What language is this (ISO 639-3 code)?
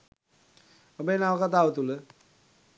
sin